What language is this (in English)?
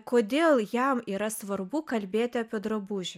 Lithuanian